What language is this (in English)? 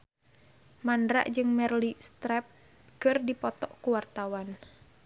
Sundanese